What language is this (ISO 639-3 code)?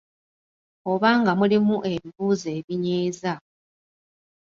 lug